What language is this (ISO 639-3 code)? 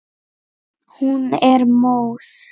isl